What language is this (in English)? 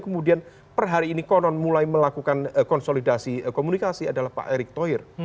Indonesian